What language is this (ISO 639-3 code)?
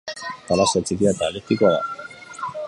eus